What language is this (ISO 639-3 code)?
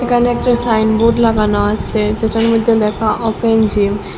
ben